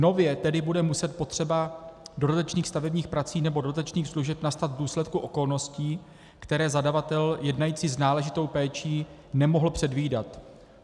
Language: Czech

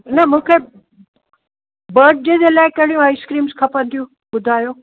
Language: Sindhi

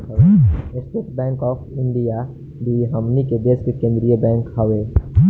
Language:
Bhojpuri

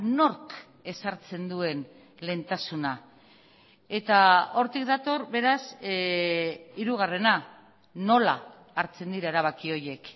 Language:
Basque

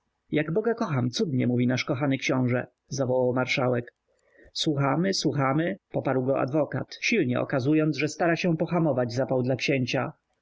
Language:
Polish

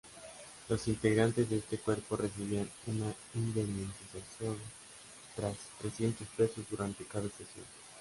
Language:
Spanish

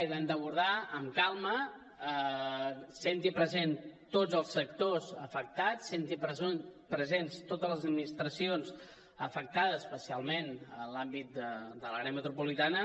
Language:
Catalan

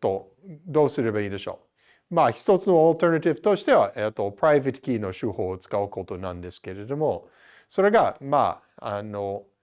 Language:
Japanese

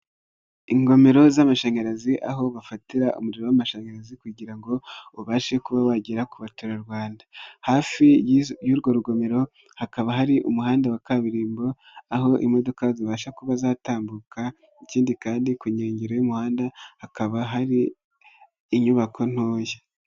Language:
Kinyarwanda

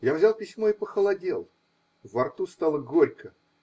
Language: Russian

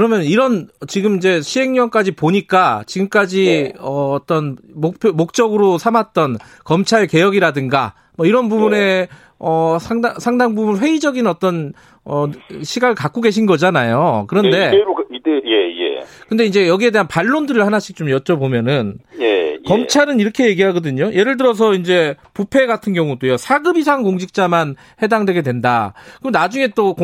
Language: Korean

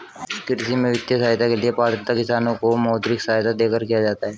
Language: Hindi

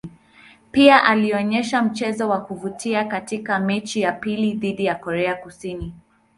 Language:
Swahili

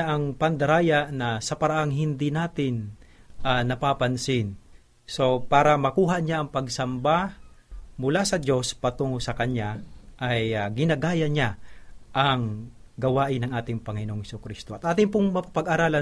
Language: Filipino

